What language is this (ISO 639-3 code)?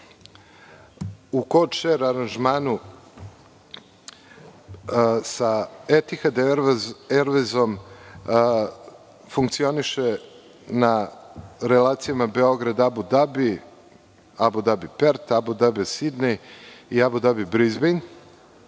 srp